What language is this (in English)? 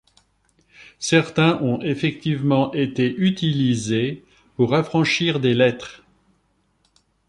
French